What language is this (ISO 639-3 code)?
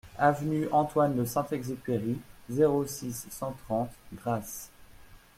fra